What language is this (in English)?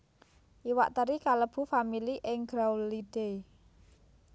Javanese